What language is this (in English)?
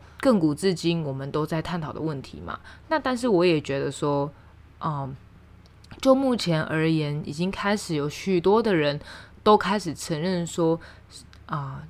Chinese